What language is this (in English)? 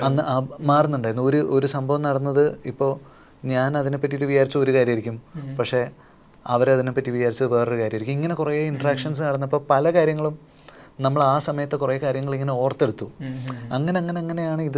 Malayalam